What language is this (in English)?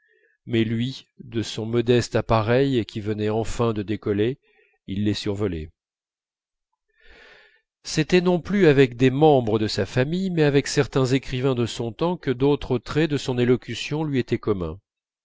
French